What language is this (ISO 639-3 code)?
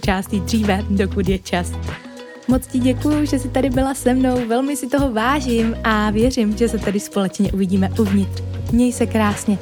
ces